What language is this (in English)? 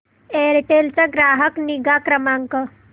Marathi